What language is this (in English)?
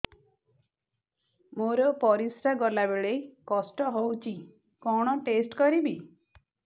Odia